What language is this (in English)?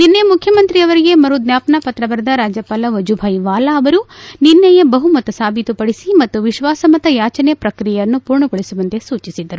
Kannada